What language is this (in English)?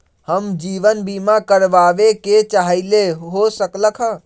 Magahi